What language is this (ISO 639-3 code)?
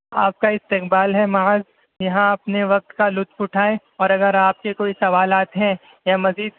urd